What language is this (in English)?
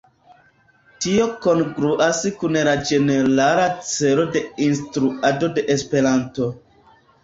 Esperanto